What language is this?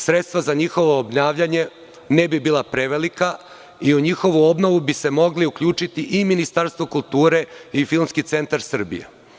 Serbian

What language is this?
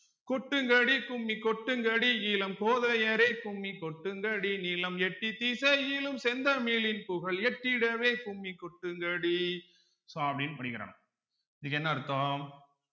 Tamil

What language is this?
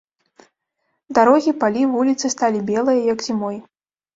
Belarusian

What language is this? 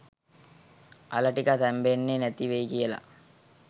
Sinhala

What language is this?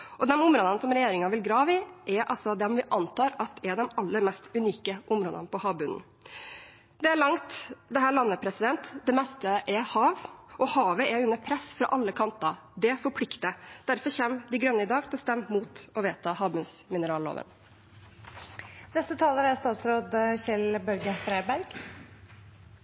Norwegian Bokmål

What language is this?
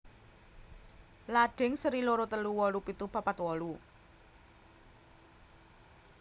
Javanese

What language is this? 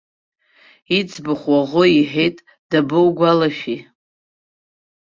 Abkhazian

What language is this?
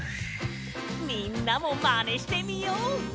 Japanese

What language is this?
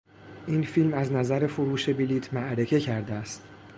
Persian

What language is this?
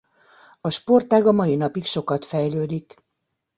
Hungarian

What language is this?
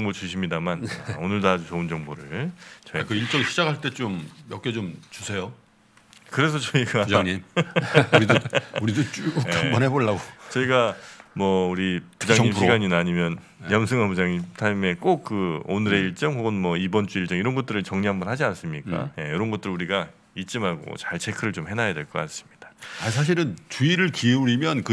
Korean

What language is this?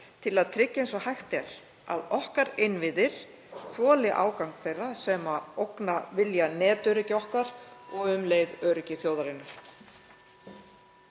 Icelandic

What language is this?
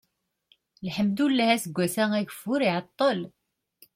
Kabyle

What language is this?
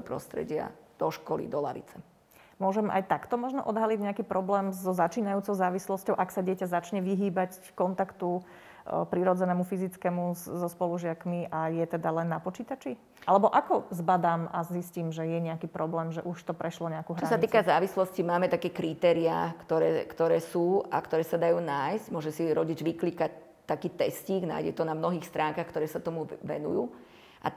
Slovak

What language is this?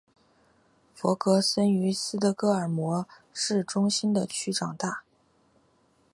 Chinese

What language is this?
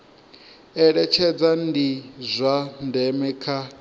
Venda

